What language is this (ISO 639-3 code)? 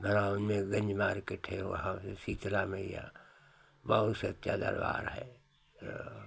hin